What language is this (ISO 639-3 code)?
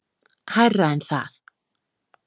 isl